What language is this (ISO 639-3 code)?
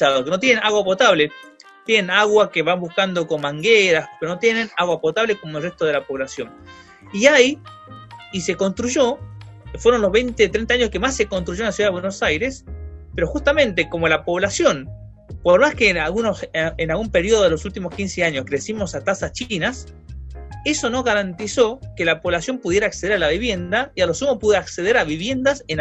spa